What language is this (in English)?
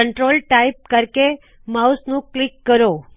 Punjabi